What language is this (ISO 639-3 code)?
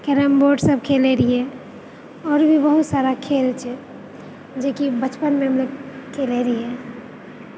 mai